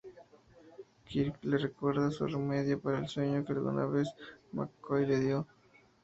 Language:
Spanish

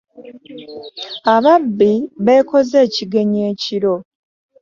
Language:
Ganda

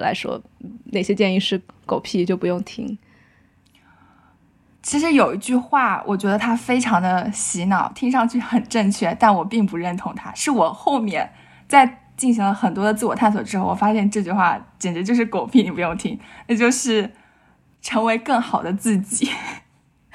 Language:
Chinese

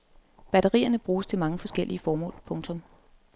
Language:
Danish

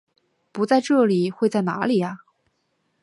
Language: Chinese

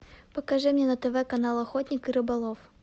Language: Russian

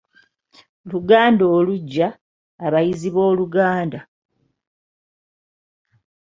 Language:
Ganda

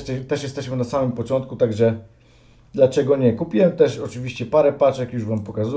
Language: Polish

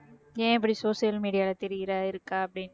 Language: Tamil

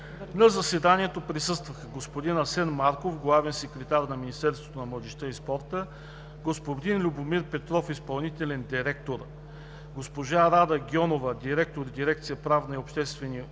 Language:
Bulgarian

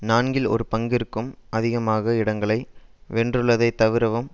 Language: Tamil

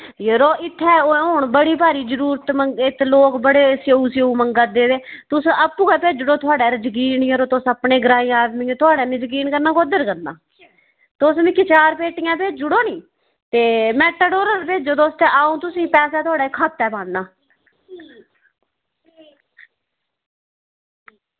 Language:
Dogri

